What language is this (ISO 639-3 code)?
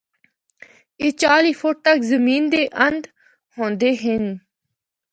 hno